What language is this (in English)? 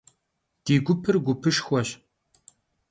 Kabardian